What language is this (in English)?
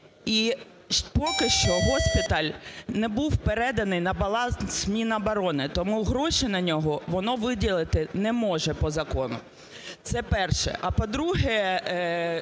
Ukrainian